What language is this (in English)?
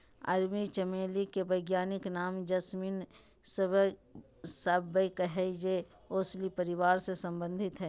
Magahi